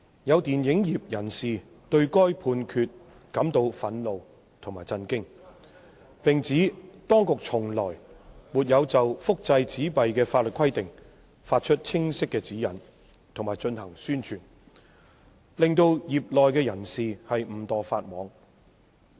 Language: Cantonese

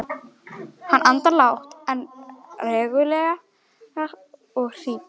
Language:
Icelandic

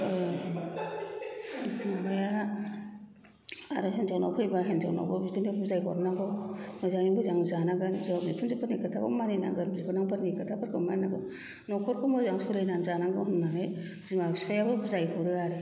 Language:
Bodo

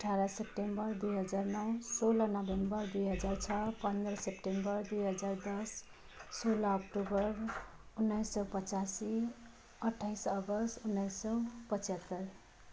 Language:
Nepali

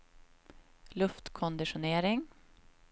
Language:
Swedish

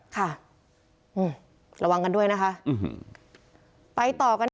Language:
Thai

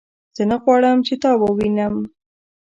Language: Pashto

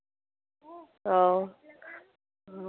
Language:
Santali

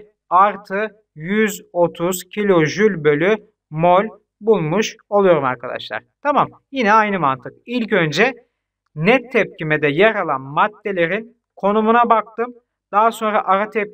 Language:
Turkish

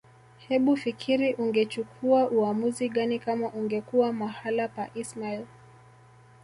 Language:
Swahili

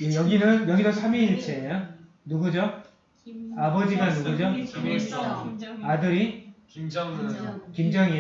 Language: Korean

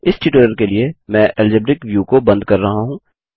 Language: Hindi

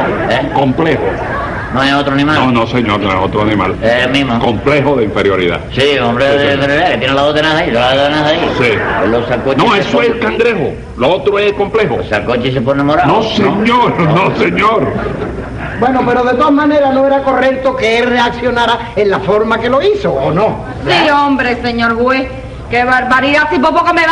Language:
Spanish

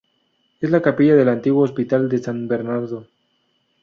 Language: Spanish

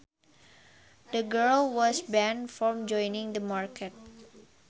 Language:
Sundanese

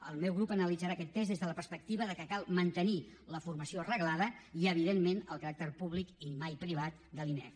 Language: Catalan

